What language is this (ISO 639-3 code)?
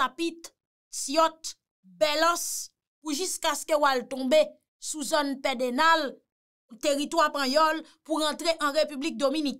fra